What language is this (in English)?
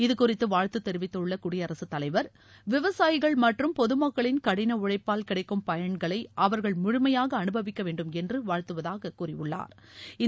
Tamil